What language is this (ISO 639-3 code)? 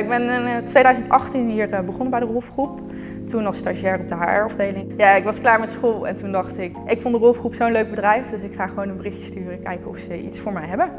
nld